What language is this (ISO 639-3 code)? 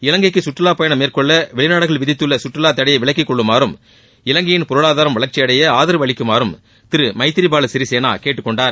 tam